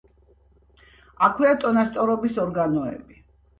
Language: Georgian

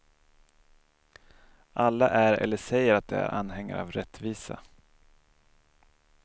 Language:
Swedish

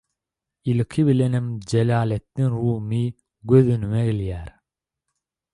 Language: Turkmen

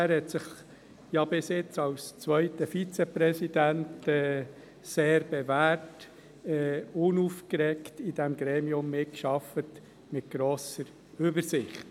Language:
Swiss German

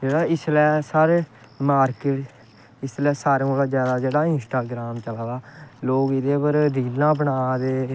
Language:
Dogri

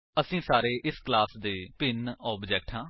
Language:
Punjabi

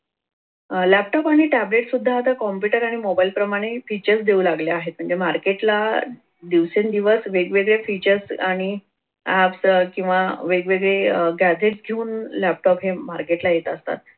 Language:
Marathi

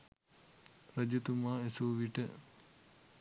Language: Sinhala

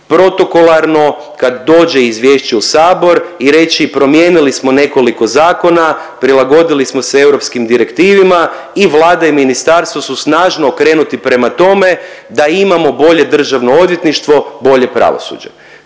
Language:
Croatian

